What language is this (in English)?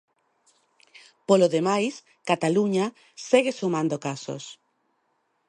Galician